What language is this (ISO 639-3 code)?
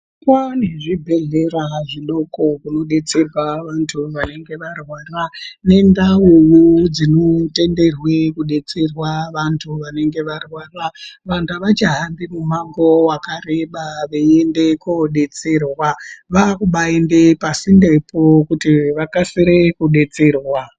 ndc